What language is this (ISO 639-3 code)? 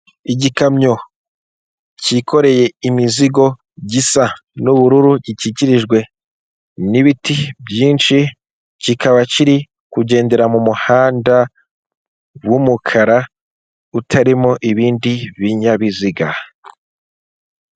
kin